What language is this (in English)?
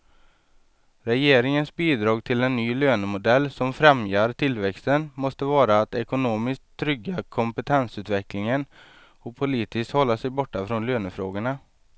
Swedish